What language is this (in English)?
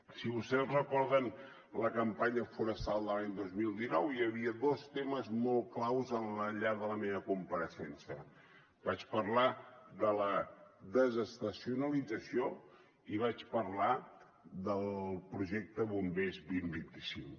Catalan